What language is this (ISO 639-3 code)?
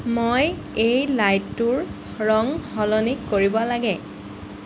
asm